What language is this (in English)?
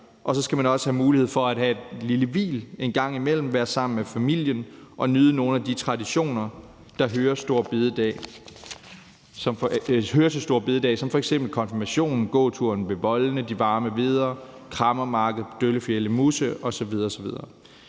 Danish